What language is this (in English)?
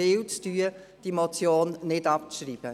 Swiss German